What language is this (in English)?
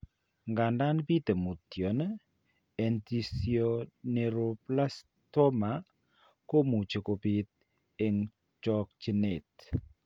Kalenjin